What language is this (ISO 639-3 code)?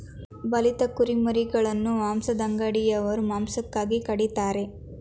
kan